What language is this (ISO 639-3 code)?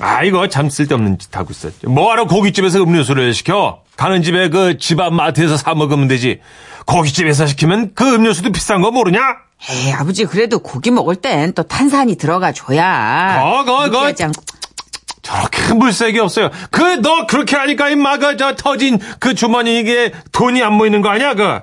kor